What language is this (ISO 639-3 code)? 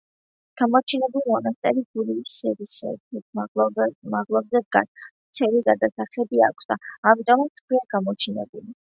kat